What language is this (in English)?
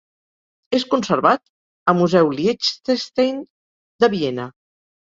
Catalan